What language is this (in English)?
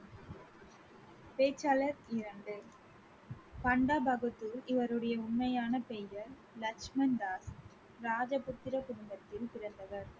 Tamil